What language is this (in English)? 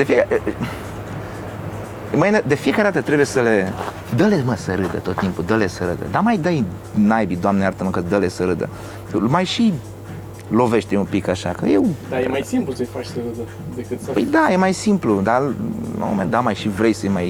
Romanian